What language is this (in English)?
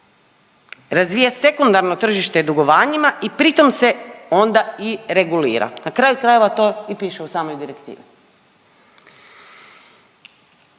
Croatian